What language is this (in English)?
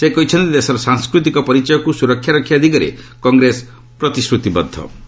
Odia